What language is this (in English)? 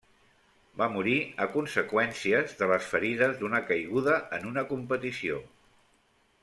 Catalan